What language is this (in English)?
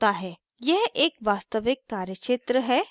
Hindi